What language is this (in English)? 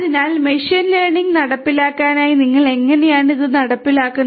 Malayalam